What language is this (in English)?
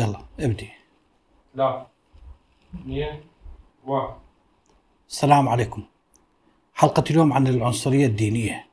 Arabic